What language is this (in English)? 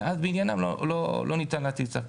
Hebrew